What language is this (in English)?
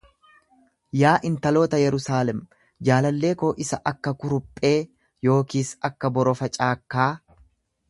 Oromo